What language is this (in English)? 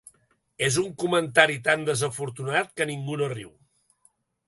Catalan